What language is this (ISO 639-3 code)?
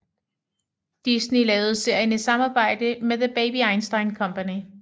dan